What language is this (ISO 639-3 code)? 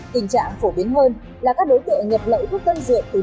vie